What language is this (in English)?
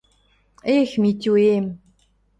Western Mari